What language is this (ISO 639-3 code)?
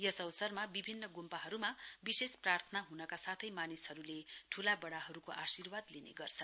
nep